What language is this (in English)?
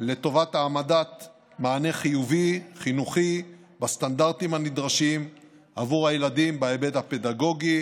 Hebrew